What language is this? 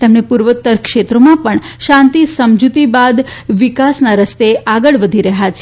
Gujarati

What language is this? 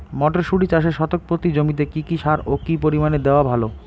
Bangla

